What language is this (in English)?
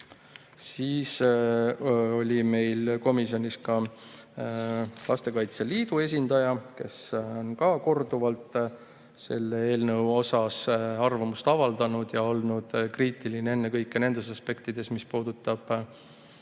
Estonian